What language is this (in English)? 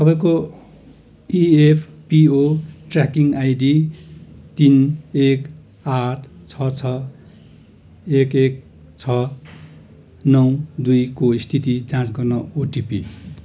Nepali